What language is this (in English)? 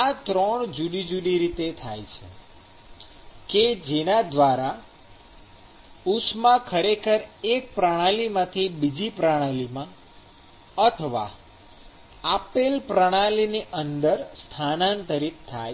Gujarati